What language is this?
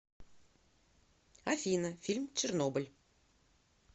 Russian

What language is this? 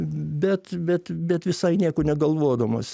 Lithuanian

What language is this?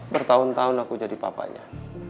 Indonesian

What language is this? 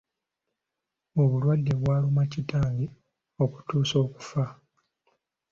Ganda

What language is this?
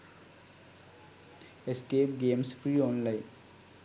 Sinhala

